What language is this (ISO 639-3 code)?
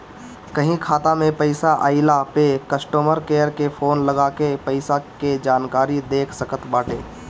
bho